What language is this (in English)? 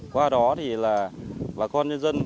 Vietnamese